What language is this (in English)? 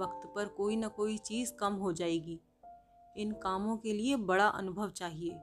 Hindi